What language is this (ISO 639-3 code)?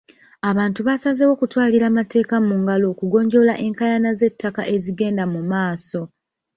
lug